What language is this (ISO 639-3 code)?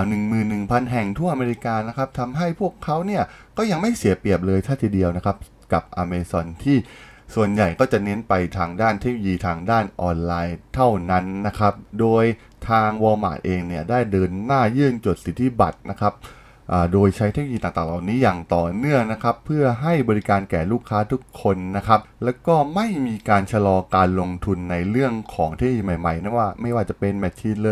tha